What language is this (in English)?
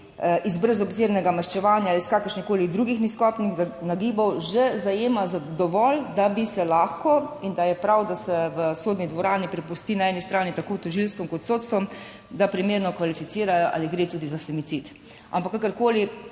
Slovenian